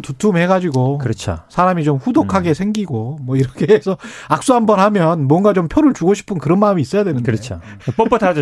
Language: Korean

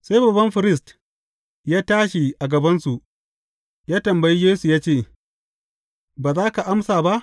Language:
Hausa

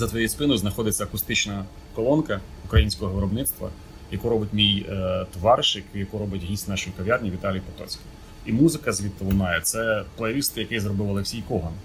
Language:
Ukrainian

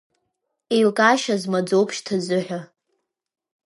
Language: Abkhazian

